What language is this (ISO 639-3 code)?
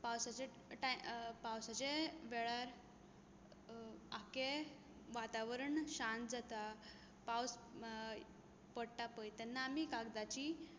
kok